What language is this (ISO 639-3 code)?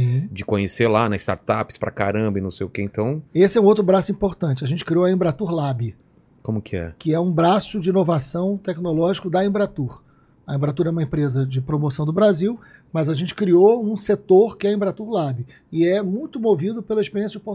por